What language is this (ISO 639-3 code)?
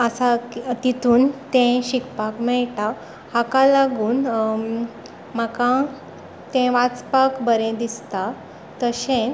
kok